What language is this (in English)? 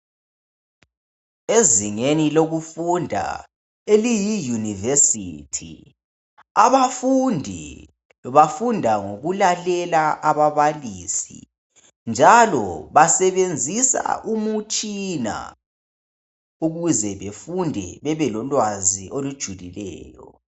North Ndebele